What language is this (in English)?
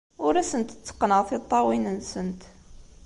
Kabyle